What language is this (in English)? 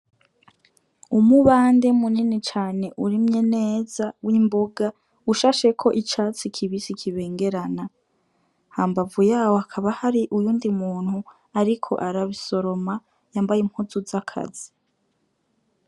Rundi